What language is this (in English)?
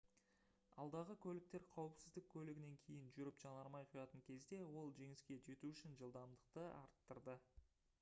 Kazakh